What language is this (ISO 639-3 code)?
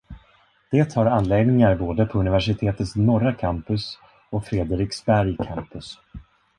swe